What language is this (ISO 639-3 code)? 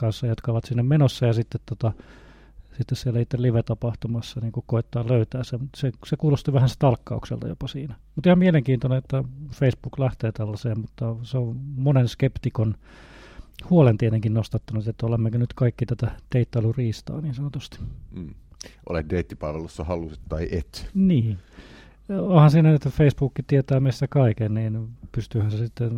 fin